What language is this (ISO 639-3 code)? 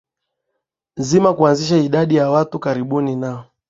swa